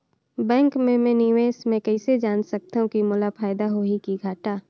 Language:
Chhattisgarhi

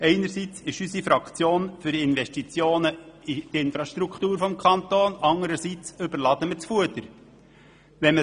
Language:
Swiss German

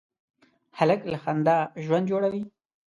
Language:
Pashto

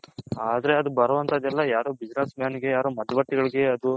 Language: Kannada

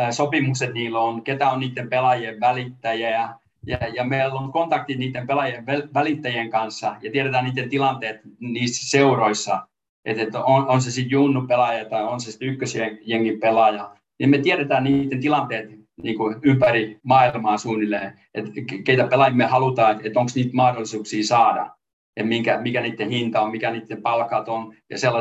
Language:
Finnish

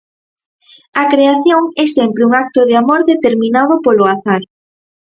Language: Galician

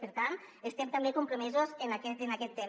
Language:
Catalan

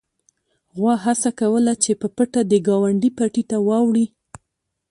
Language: Pashto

